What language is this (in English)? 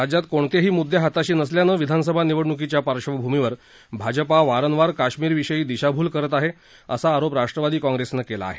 Marathi